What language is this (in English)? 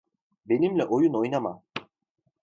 Turkish